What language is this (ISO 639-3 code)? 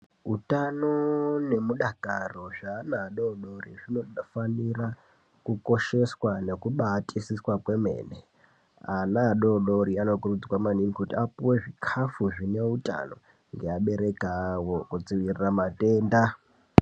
ndc